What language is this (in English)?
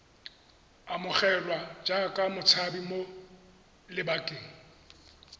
Tswana